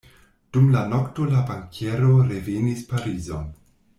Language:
Esperanto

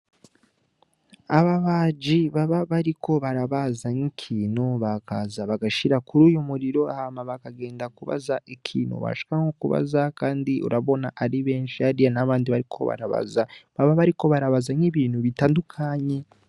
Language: Rundi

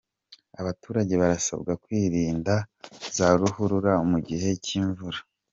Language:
Kinyarwanda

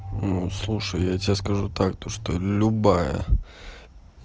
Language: Russian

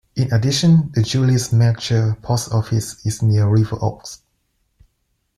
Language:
English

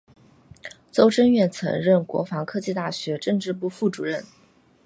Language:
Chinese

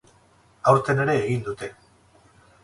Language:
Basque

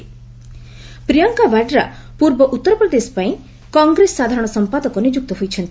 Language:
Odia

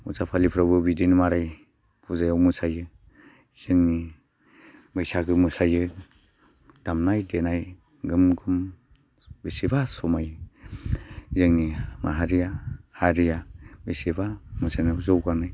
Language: Bodo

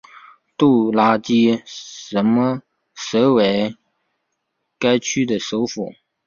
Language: Chinese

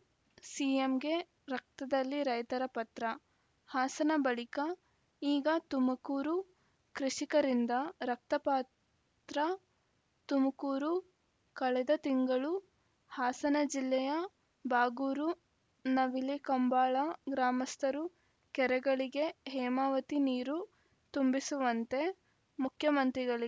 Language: Kannada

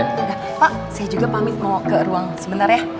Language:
Indonesian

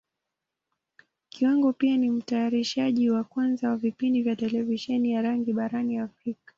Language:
Swahili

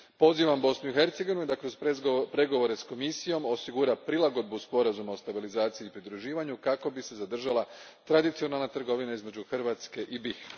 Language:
Croatian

